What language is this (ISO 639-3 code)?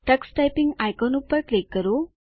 guj